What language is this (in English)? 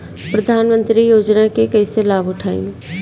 Bhojpuri